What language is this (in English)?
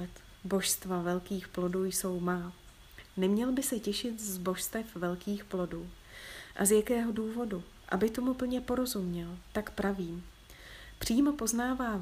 Czech